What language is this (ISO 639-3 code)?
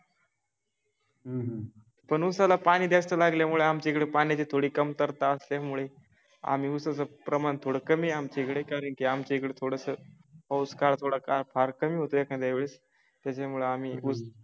mar